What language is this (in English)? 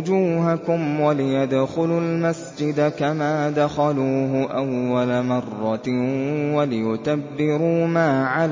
Arabic